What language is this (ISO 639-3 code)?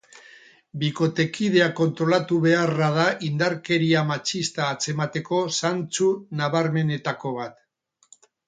eus